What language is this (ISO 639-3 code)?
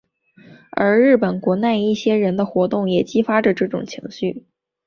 zho